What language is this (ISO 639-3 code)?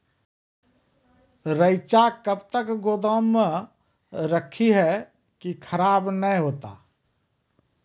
mai